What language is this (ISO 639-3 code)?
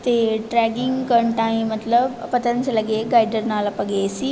pan